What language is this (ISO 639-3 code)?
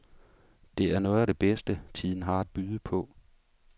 dan